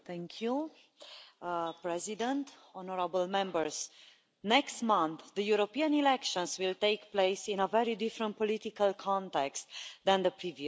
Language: English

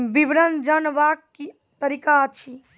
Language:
Maithili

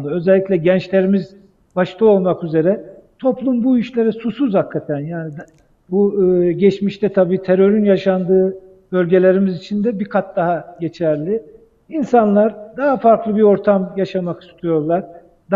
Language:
Turkish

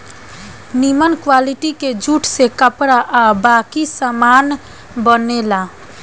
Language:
Bhojpuri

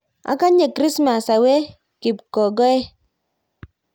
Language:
Kalenjin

